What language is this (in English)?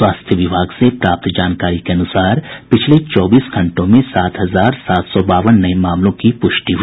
Hindi